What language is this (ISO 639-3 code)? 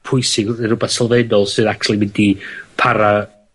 cym